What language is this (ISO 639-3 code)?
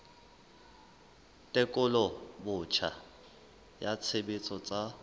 sot